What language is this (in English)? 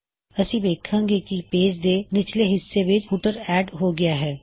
Punjabi